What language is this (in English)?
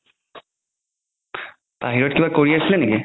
Assamese